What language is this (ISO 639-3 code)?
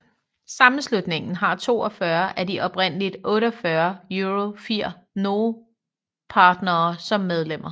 dan